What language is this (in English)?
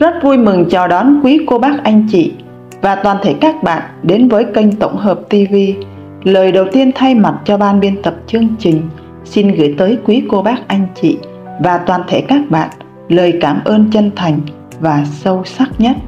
Vietnamese